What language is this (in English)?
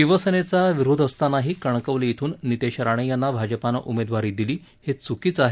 Marathi